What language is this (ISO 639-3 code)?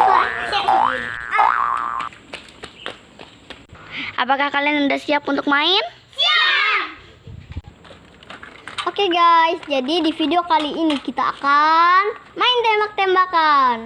ind